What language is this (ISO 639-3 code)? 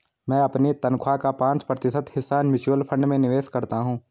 hin